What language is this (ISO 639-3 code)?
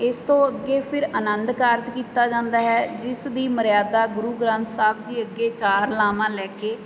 pan